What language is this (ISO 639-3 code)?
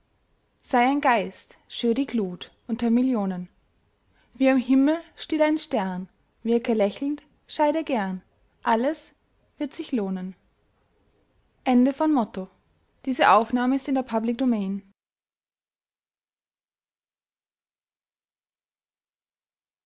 deu